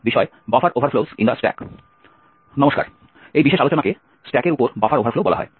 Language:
Bangla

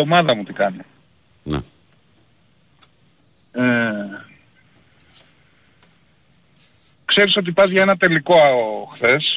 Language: Greek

